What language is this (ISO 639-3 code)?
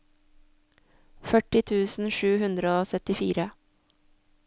nor